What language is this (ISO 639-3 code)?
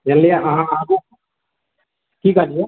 mai